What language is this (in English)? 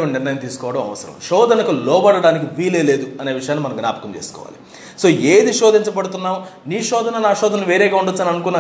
Telugu